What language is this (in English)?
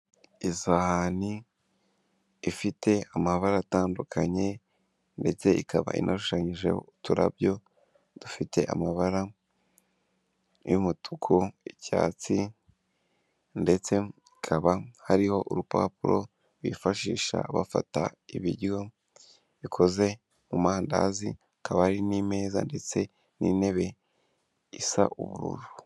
Kinyarwanda